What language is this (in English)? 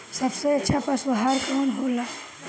Bhojpuri